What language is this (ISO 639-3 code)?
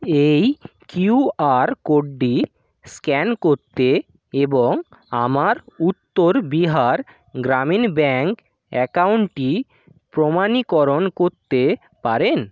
ben